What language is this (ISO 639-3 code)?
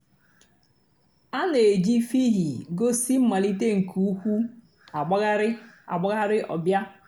ibo